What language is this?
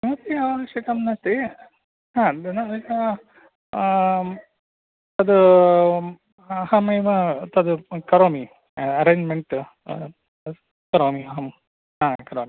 Sanskrit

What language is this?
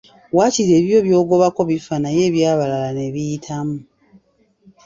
Ganda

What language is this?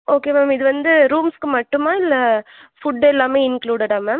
Tamil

